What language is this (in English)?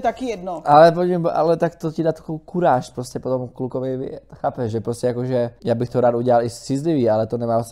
Czech